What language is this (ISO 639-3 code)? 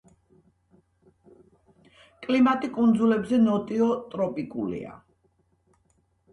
kat